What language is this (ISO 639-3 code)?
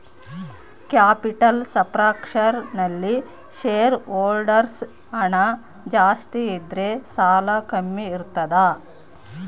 kan